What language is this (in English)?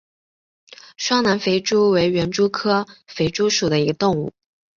Chinese